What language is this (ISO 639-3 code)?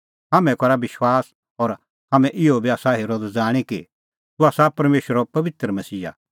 kfx